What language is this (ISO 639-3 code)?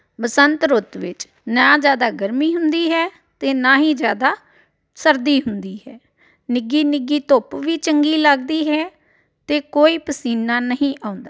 pan